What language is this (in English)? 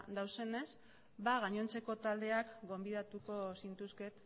Basque